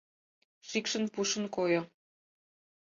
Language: Mari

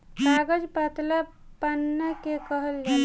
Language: Bhojpuri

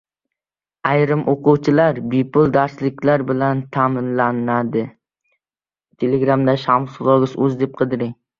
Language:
Uzbek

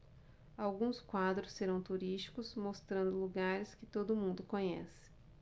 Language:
Portuguese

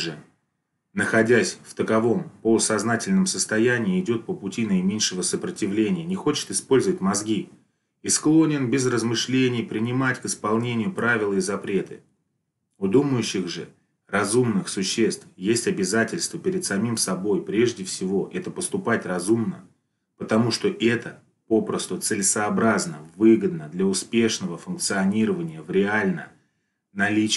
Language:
Russian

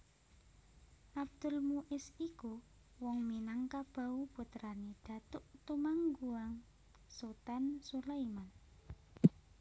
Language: Javanese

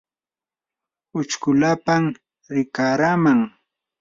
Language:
Yanahuanca Pasco Quechua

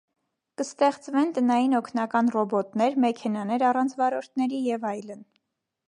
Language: Armenian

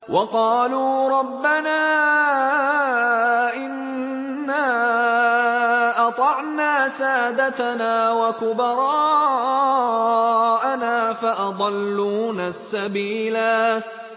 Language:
Arabic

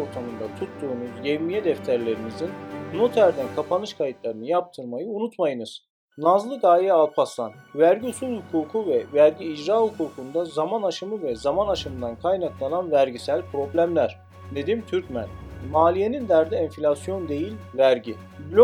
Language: Turkish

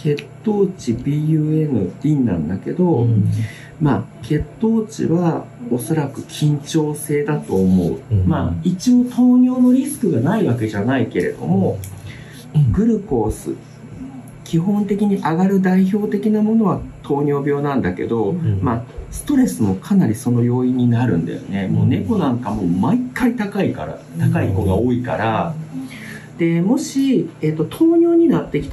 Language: Japanese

